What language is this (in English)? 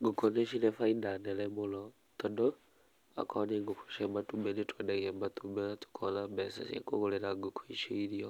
Kikuyu